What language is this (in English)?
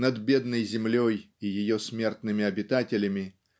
Russian